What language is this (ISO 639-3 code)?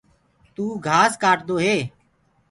ggg